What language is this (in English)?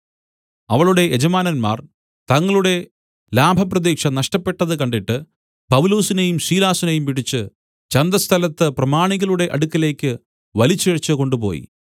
Malayalam